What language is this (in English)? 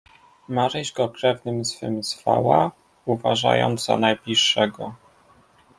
Polish